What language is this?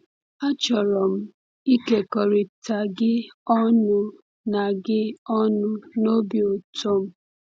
Igbo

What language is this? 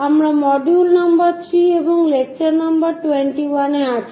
Bangla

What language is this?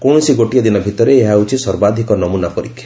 Odia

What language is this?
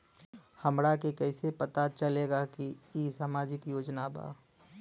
Bhojpuri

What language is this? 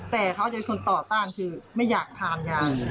Thai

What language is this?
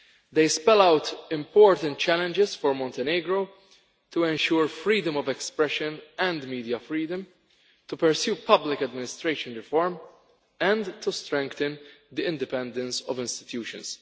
English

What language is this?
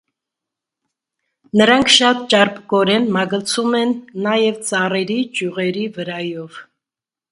Armenian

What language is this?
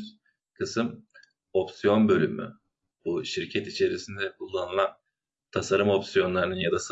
Turkish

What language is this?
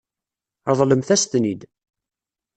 Kabyle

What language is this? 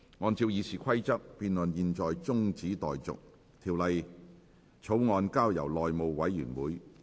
Cantonese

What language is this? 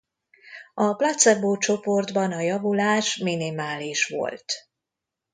Hungarian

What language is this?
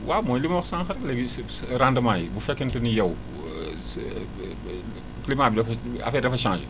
Wolof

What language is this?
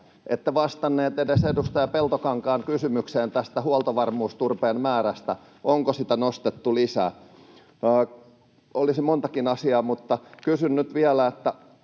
Finnish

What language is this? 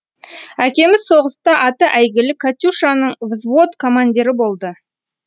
Kazakh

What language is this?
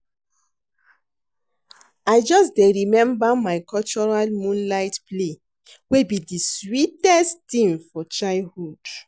Nigerian Pidgin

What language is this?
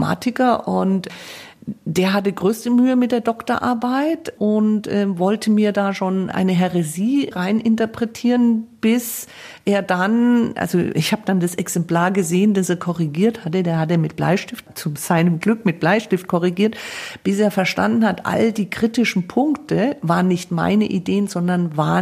German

